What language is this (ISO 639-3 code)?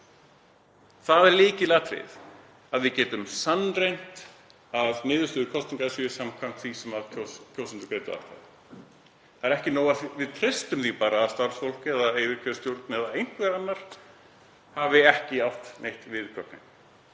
isl